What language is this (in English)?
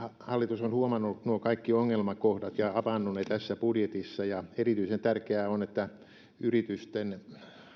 Finnish